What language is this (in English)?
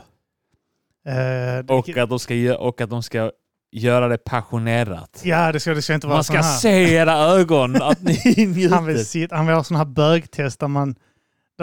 Swedish